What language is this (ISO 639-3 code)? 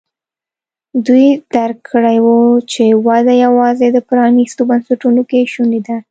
pus